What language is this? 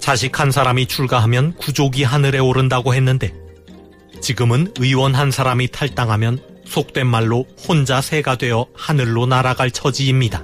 Korean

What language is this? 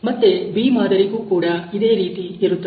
Kannada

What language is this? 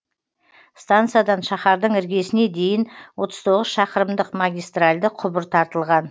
Kazakh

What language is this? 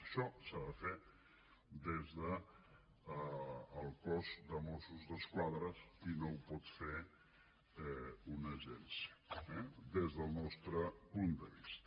Catalan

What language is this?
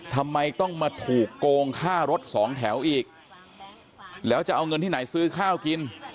Thai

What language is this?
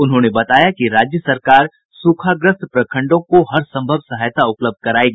Hindi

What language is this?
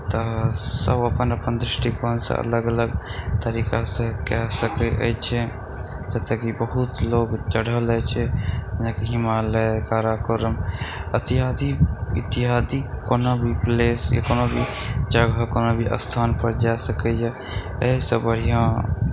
Maithili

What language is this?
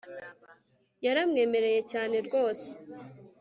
Kinyarwanda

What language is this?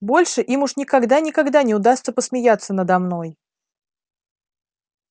Russian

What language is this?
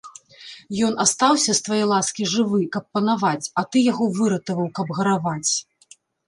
Belarusian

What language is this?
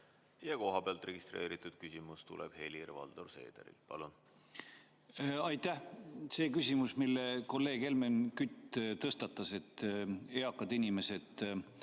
Estonian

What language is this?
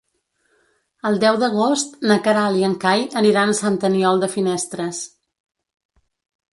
Catalan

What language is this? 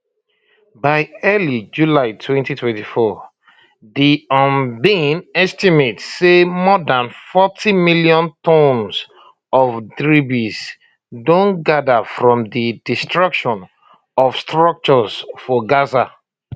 Nigerian Pidgin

